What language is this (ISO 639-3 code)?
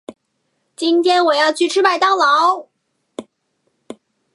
zho